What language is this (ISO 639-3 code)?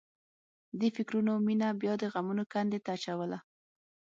pus